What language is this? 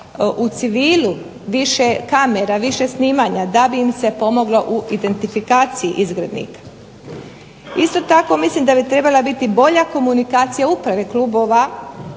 Croatian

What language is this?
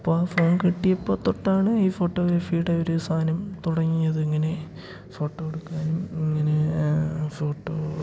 Malayalam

